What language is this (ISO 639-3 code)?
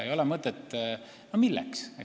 est